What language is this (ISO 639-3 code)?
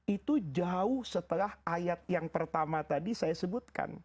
ind